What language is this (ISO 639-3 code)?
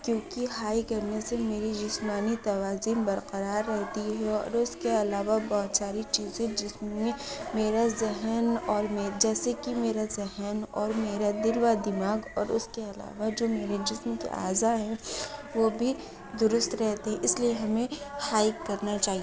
urd